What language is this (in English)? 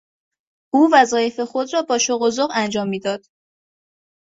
Persian